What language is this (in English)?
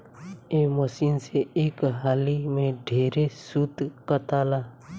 Bhojpuri